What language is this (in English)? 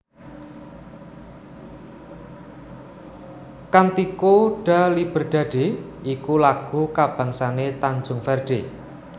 Javanese